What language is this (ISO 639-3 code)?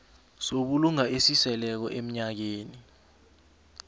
nbl